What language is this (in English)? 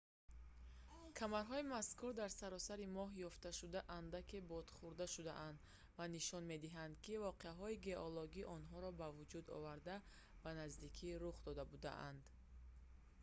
Tajik